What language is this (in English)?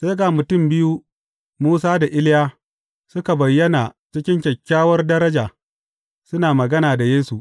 Hausa